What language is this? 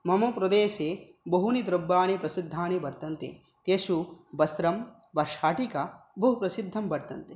Sanskrit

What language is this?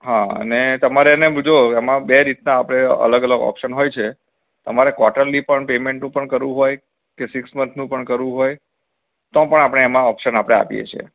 Gujarati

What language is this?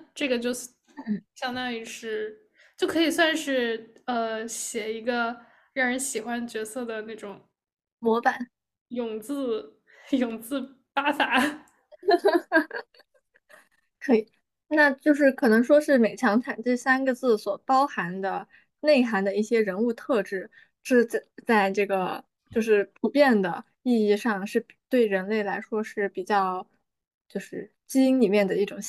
Chinese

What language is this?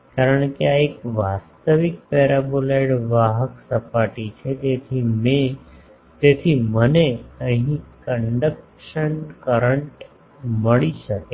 Gujarati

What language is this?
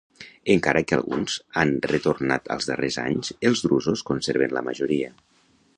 Catalan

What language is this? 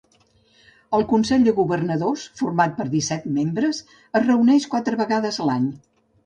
Catalan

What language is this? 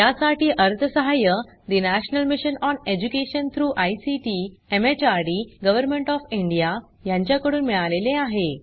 Marathi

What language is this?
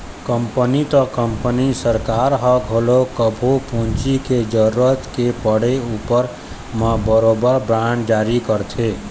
Chhattisgarhi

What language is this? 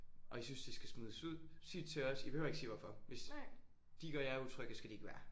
Danish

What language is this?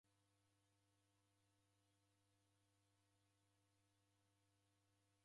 Taita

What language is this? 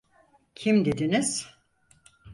Turkish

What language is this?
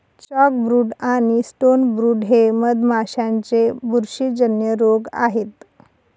Marathi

